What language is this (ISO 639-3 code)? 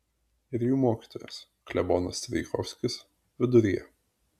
lit